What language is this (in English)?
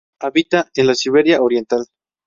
Spanish